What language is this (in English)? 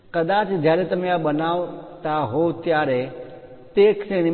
Gujarati